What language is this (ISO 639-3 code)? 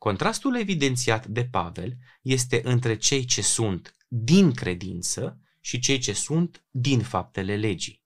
ron